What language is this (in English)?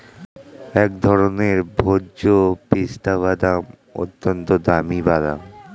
Bangla